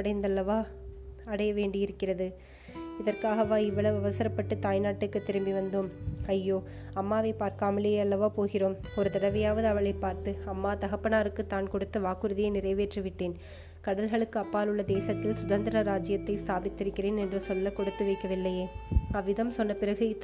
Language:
Tamil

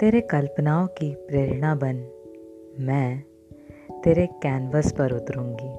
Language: Hindi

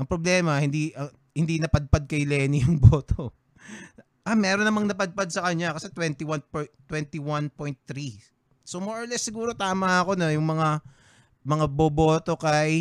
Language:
Filipino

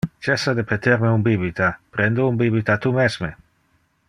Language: Interlingua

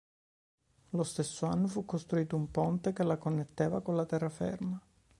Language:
Italian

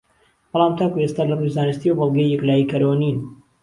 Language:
Central Kurdish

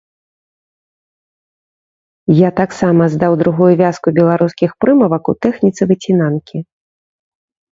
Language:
Belarusian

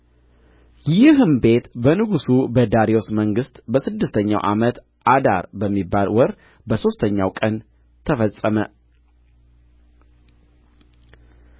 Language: Amharic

